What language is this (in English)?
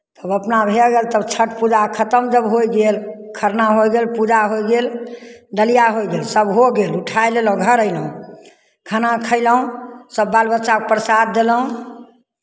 Maithili